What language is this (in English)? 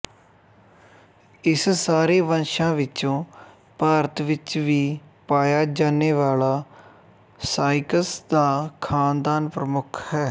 Punjabi